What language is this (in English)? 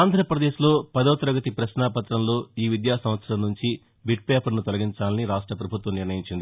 Telugu